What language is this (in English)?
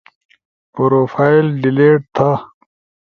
Ushojo